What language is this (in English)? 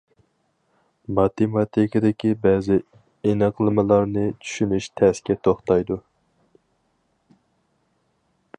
Uyghur